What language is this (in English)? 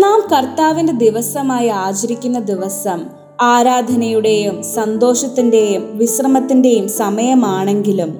Malayalam